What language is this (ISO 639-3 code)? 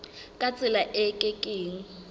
sot